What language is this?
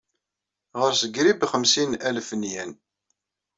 Kabyle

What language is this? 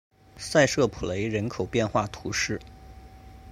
Chinese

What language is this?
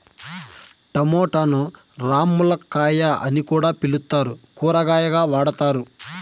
Telugu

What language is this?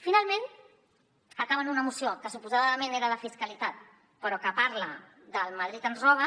Catalan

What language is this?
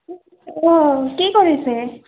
Assamese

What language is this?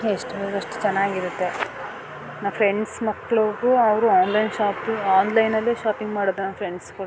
Kannada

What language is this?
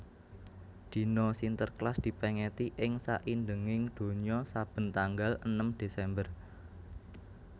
Javanese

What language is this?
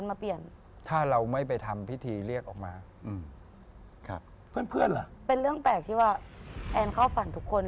Thai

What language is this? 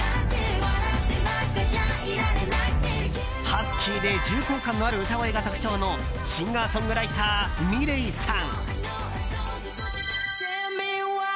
Japanese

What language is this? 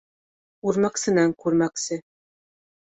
Bashkir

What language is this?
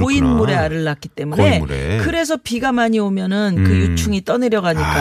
Korean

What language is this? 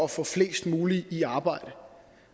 Danish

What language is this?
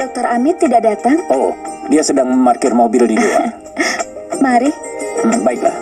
Indonesian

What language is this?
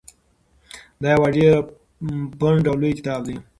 Pashto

